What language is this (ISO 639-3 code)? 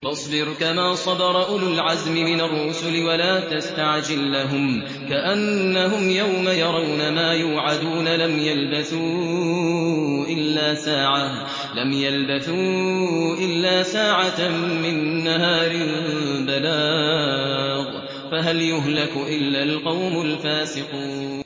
ara